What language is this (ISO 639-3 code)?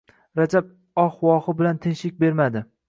uzb